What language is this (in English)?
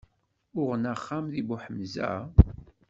Kabyle